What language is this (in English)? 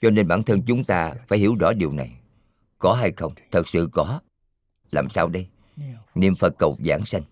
Vietnamese